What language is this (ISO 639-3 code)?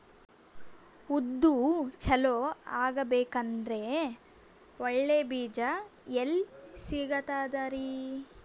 kan